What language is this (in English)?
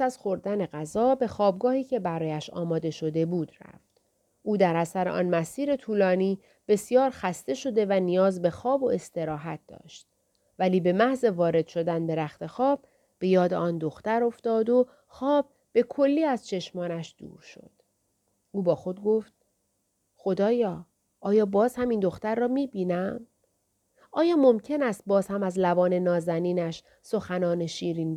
Persian